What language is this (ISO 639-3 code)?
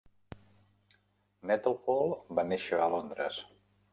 cat